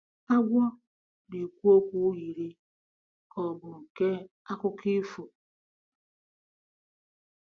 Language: Igbo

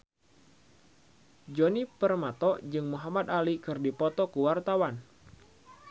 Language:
Sundanese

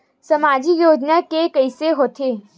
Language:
Chhattisgarhi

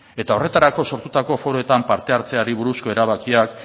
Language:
Basque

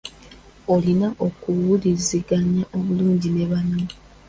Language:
Ganda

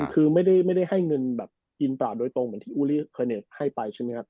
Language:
Thai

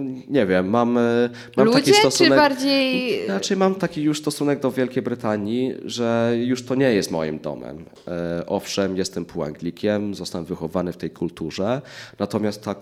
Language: Polish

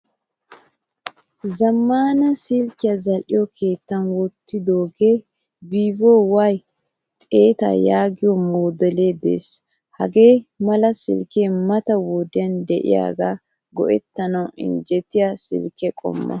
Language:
Wolaytta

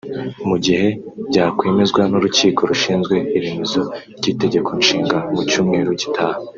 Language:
Kinyarwanda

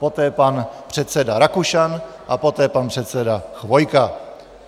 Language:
Czech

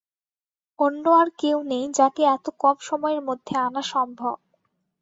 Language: Bangla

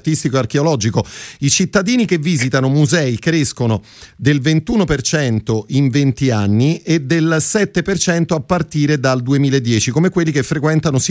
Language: Italian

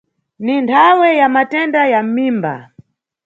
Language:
Nyungwe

